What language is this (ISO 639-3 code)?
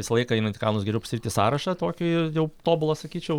lit